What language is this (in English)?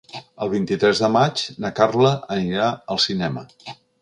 Catalan